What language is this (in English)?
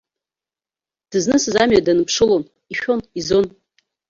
Abkhazian